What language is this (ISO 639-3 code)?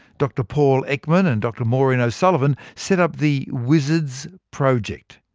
eng